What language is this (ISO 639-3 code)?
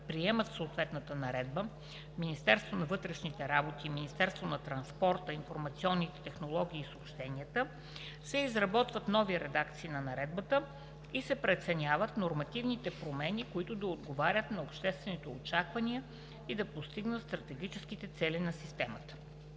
bul